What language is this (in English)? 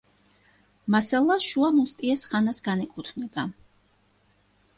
Georgian